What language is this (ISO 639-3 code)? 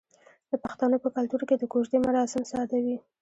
pus